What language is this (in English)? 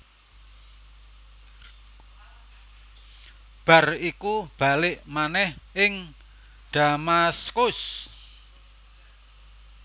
Javanese